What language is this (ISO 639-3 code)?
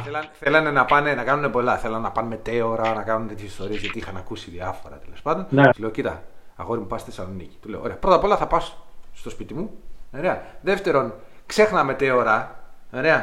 ell